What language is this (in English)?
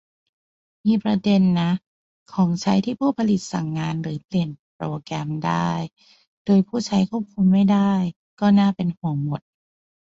Thai